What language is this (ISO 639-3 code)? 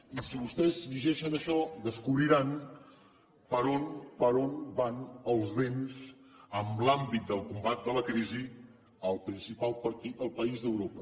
cat